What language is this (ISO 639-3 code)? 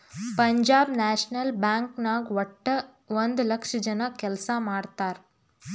kan